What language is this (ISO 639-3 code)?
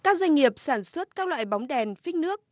vie